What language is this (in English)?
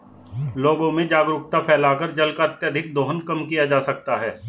Hindi